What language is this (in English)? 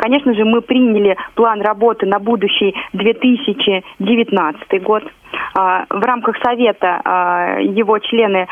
Russian